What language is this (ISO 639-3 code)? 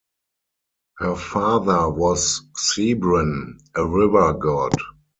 eng